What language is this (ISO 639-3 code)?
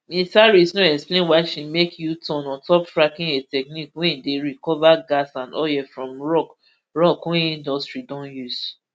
pcm